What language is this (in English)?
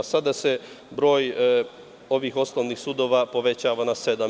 Serbian